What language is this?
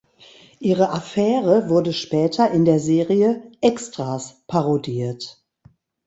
German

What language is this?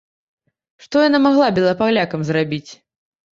Belarusian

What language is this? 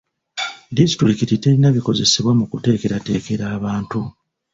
Ganda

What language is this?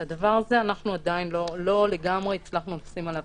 Hebrew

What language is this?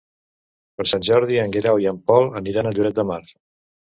Catalan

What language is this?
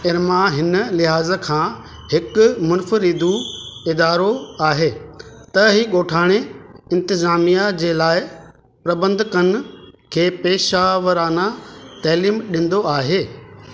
Sindhi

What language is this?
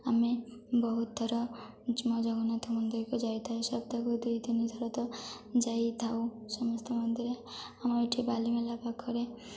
Odia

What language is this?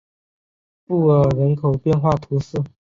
Chinese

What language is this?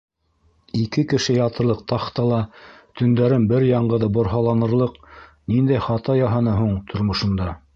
Bashkir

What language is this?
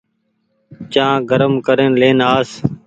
Goaria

